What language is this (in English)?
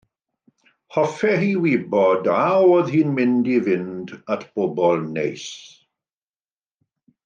Welsh